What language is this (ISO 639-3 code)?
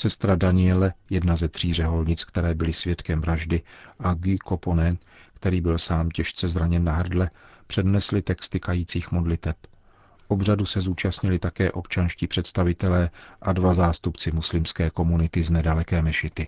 ces